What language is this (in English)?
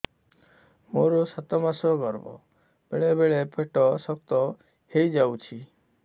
Odia